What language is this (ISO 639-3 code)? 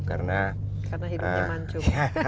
ind